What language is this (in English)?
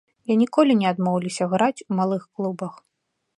Belarusian